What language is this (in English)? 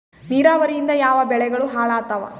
Kannada